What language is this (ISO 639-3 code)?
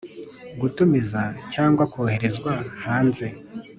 kin